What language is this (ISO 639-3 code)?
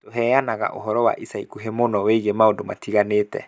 kik